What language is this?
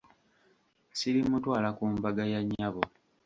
Ganda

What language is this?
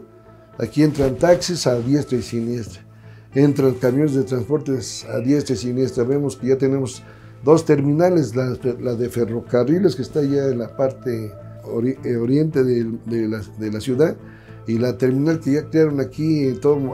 Spanish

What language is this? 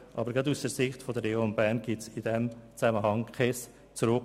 Swiss German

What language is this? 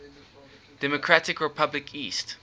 English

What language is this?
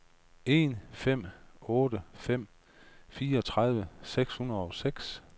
Danish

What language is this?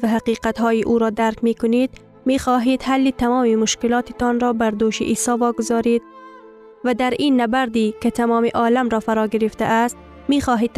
Persian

